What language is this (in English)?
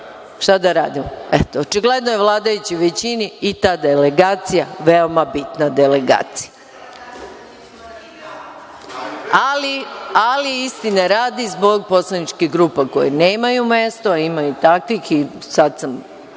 Serbian